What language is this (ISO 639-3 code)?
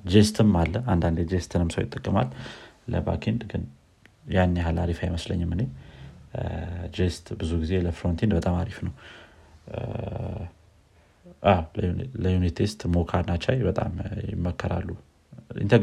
amh